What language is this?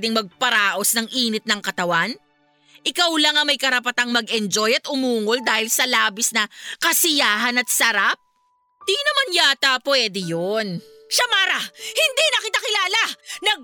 Filipino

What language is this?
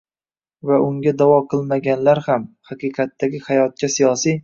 Uzbek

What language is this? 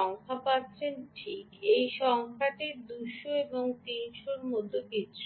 Bangla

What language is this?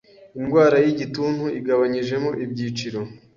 Kinyarwanda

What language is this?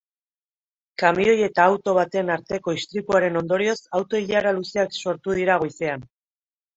Basque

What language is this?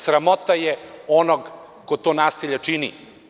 Serbian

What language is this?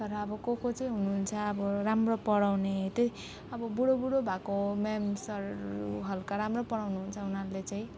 Nepali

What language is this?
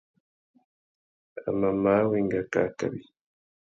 Tuki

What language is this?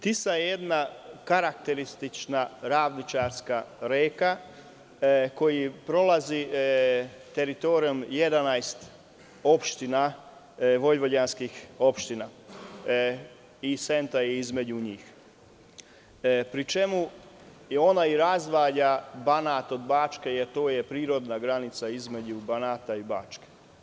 Serbian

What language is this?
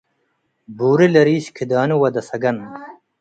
Tigre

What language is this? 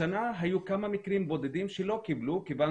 Hebrew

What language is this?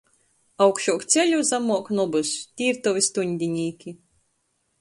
Latgalian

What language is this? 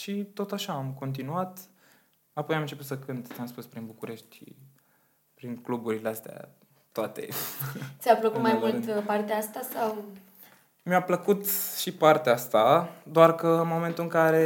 Romanian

